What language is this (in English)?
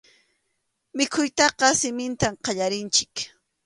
Arequipa-La Unión Quechua